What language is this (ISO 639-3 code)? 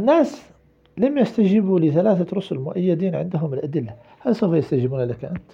ara